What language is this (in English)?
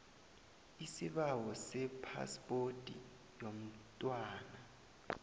South Ndebele